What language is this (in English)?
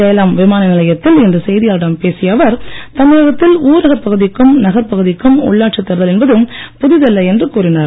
Tamil